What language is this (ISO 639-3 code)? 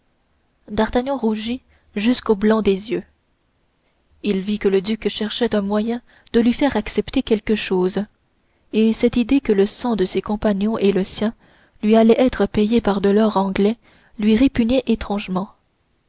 fra